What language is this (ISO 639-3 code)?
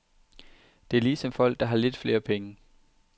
dan